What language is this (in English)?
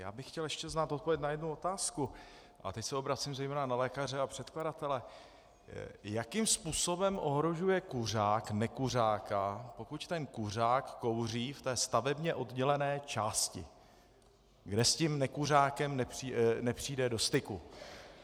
Czech